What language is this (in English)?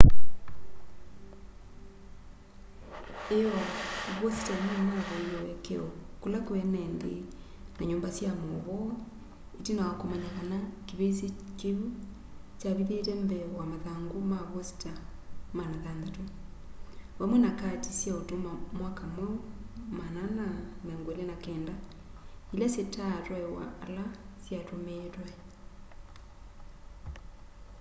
Kamba